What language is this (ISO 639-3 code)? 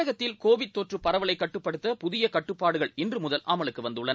tam